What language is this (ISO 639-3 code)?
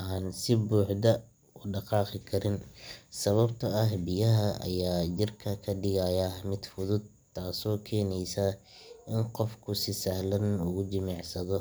som